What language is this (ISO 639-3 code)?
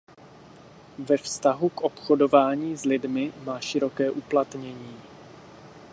ces